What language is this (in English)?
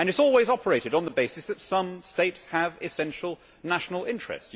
English